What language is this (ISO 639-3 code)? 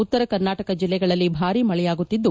kan